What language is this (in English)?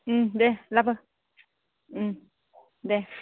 Bodo